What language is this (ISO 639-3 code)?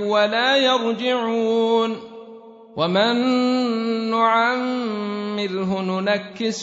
ara